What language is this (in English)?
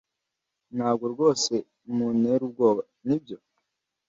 Kinyarwanda